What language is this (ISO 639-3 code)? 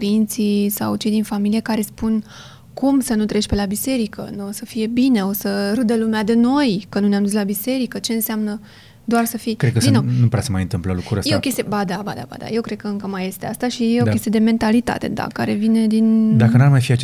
ron